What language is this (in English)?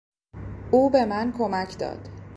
Persian